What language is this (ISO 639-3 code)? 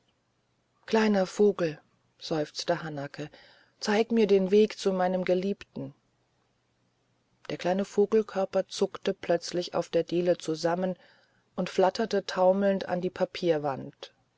deu